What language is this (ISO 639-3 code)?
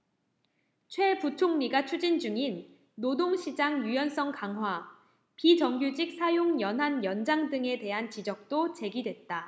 kor